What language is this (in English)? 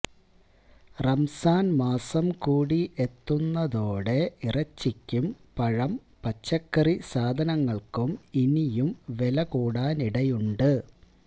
Malayalam